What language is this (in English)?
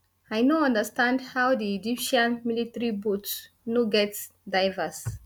Nigerian Pidgin